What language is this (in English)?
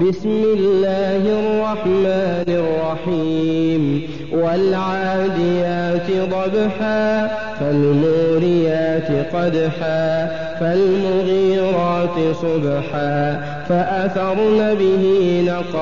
Arabic